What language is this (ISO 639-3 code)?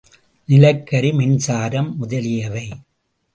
tam